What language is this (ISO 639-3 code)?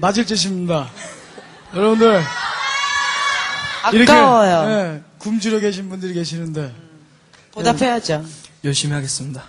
kor